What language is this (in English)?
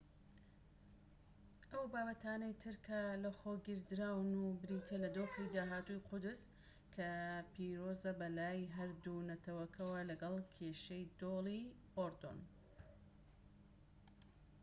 Central Kurdish